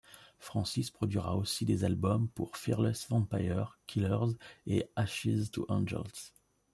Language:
French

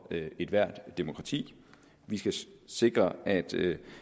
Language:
Danish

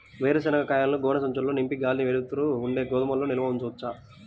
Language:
Telugu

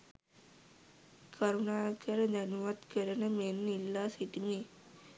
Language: Sinhala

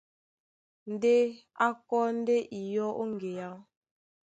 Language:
Duala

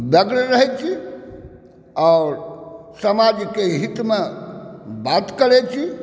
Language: Maithili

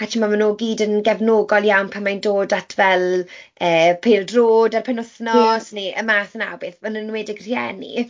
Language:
Welsh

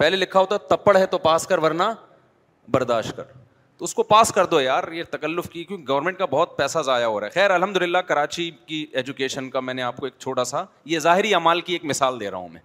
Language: Urdu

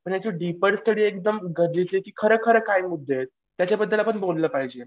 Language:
Marathi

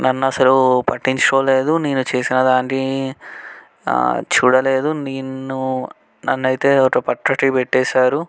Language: Telugu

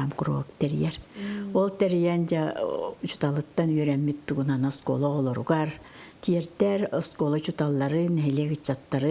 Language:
Turkish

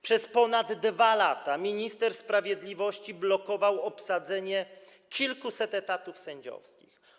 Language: Polish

